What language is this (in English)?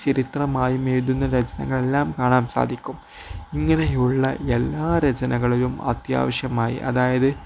Malayalam